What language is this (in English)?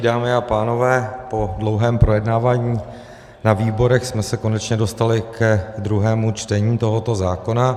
Czech